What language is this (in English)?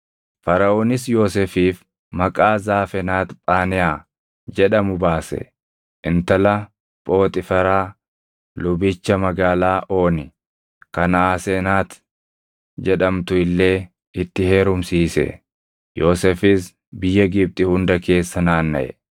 Oromo